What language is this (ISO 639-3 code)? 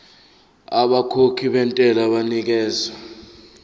zul